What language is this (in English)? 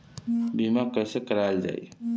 Bhojpuri